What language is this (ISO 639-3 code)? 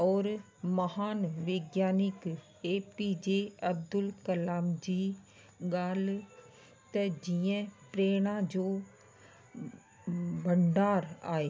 snd